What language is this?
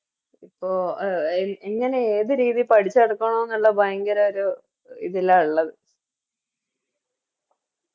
Malayalam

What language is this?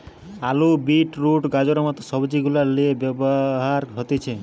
Bangla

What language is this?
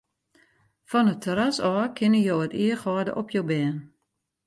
Western Frisian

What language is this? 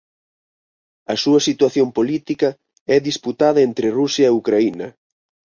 Galician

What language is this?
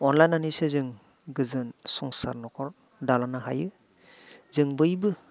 Bodo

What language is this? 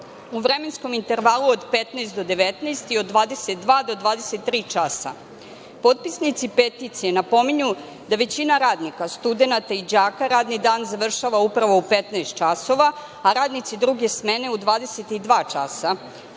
Serbian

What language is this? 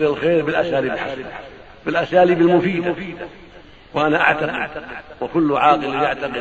Arabic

